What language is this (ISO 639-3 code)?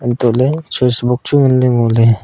nnp